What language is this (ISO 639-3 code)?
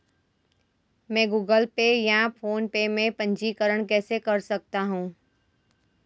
hin